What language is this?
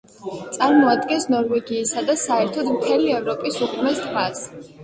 Georgian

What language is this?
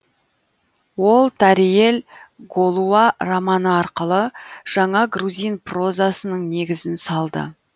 Kazakh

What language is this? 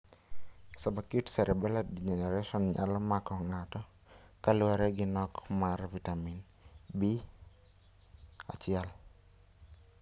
Luo (Kenya and Tanzania)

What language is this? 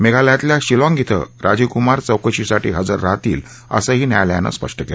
Marathi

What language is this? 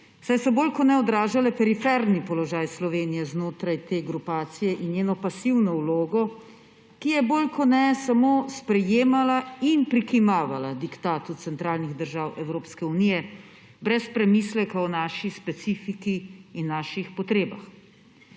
Slovenian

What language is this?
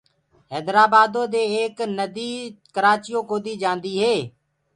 Gurgula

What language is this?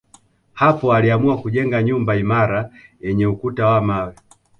Swahili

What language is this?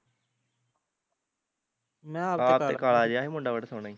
Punjabi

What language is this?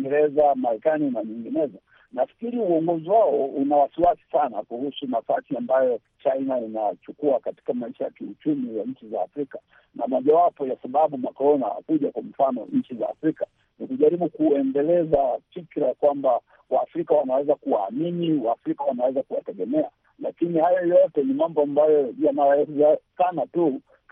Swahili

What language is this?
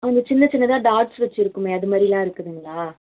Tamil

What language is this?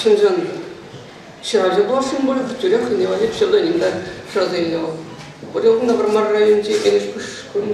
Russian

